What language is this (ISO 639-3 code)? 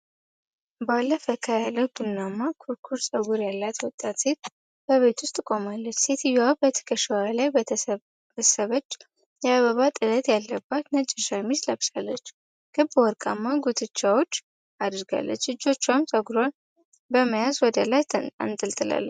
amh